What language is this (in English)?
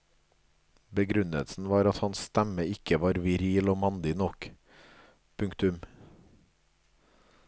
Norwegian